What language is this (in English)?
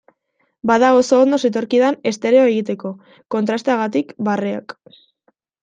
Basque